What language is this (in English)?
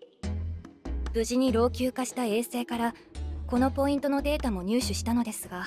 Japanese